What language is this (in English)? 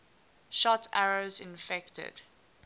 English